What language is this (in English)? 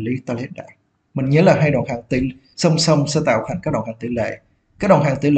Vietnamese